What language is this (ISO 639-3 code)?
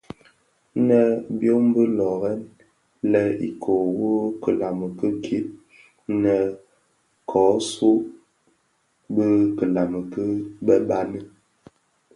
ksf